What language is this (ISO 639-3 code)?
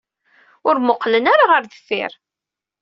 kab